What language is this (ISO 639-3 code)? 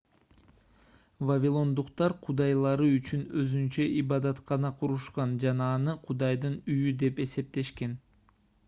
kir